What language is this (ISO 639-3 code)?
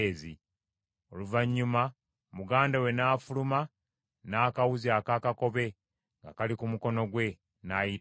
lug